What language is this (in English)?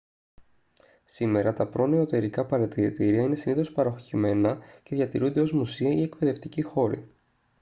Greek